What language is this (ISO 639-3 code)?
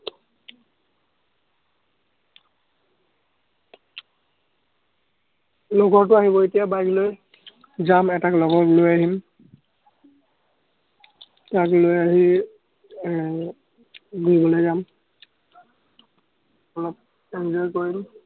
asm